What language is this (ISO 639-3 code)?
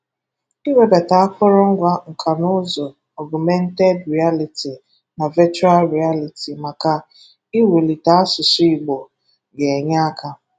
ibo